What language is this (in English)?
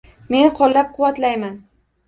Uzbek